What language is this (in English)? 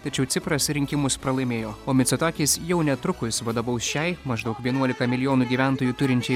Lithuanian